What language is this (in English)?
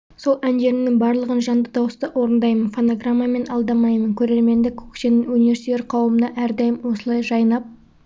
Kazakh